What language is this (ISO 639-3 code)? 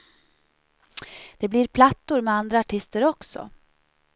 swe